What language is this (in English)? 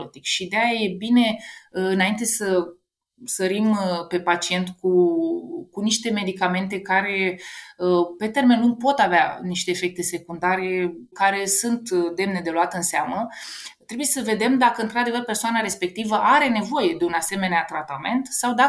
Romanian